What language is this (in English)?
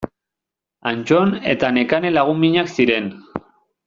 Basque